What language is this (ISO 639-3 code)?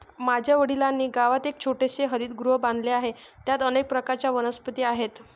mar